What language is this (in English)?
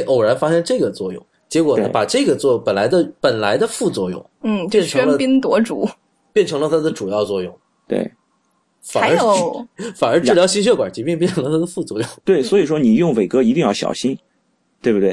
Chinese